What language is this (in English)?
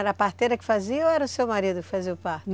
Portuguese